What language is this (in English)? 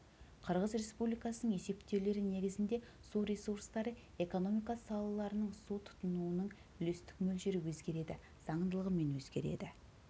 Kazakh